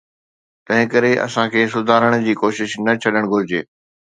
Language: Sindhi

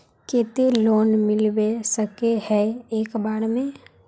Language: Magahi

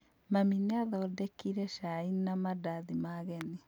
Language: Kikuyu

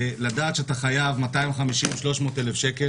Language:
Hebrew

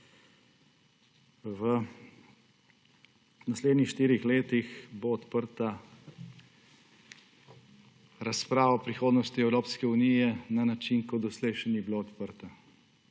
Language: Slovenian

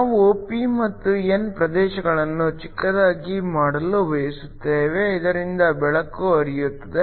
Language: Kannada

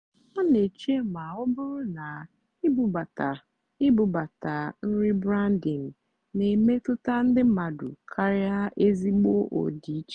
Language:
Igbo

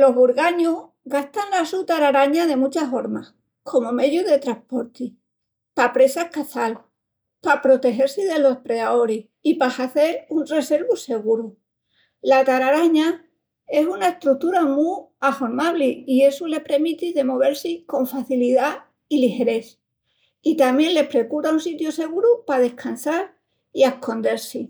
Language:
Extremaduran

